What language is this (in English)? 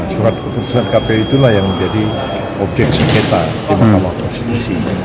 Indonesian